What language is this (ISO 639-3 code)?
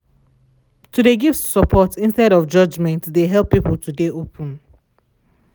pcm